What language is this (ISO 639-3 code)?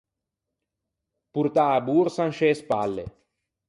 lij